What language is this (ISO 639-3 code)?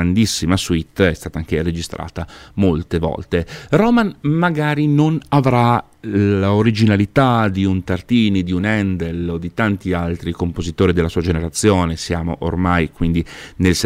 ita